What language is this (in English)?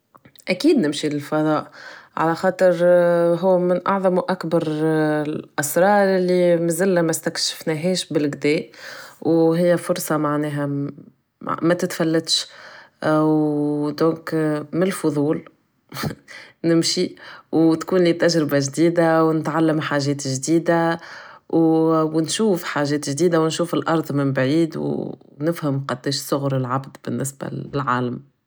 Tunisian Arabic